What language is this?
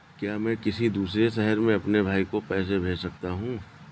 Hindi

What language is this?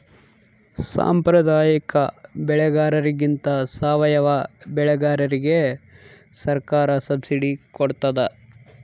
Kannada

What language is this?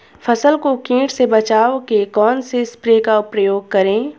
Hindi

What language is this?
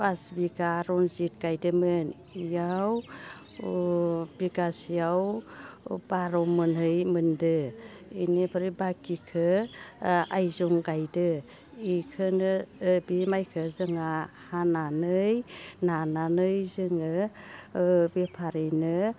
Bodo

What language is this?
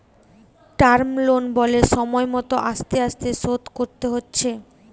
Bangla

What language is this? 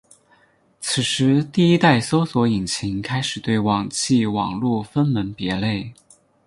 Chinese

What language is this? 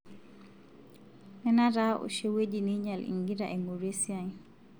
Masai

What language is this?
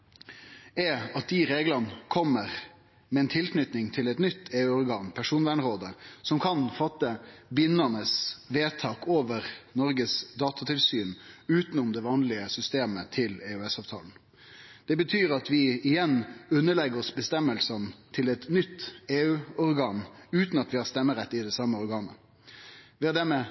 Norwegian Nynorsk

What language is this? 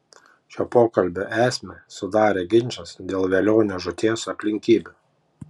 Lithuanian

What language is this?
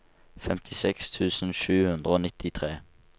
Norwegian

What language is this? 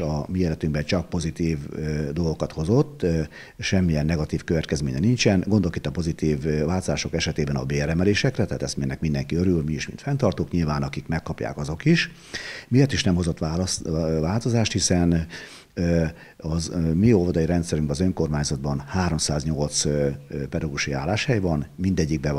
Hungarian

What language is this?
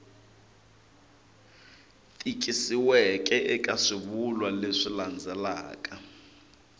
Tsonga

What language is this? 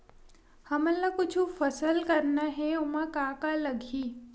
Chhattisgarhi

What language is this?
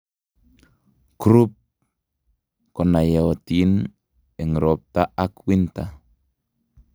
Kalenjin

